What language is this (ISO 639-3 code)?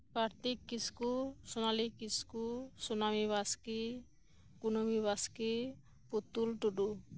sat